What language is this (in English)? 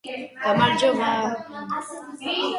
Georgian